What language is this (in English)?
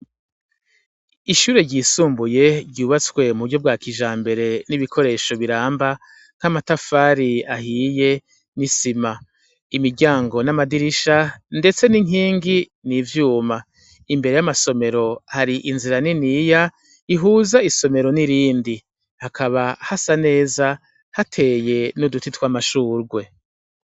Rundi